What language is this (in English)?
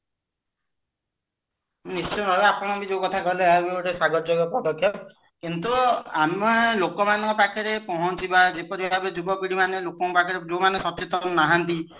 Odia